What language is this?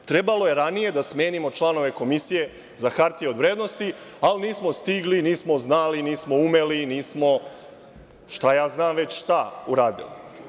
Serbian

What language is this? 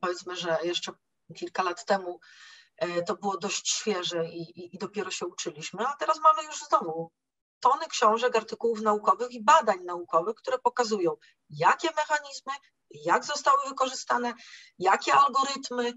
Polish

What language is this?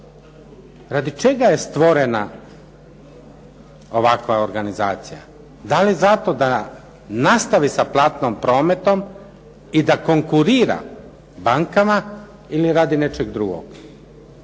Croatian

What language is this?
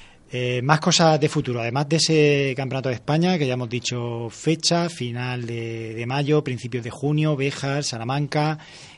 Spanish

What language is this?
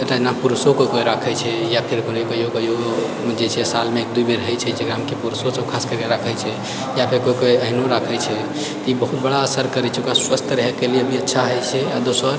Maithili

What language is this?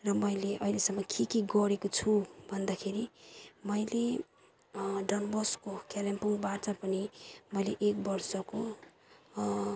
Nepali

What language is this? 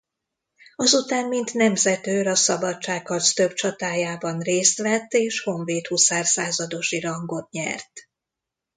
Hungarian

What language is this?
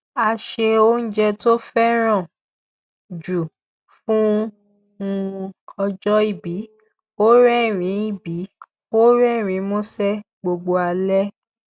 Yoruba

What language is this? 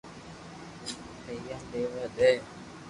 Loarki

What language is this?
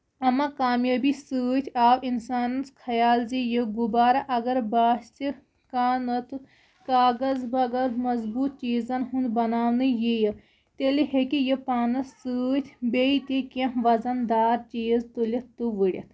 Kashmiri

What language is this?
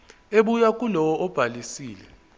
Zulu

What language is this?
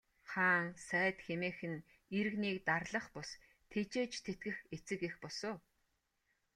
Mongolian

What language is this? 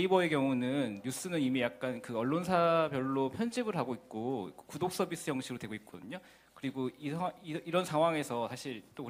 Korean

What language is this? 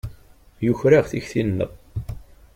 Kabyle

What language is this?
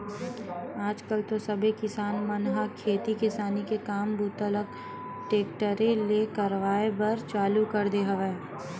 Chhattisgarhi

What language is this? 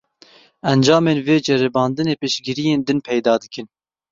Kurdish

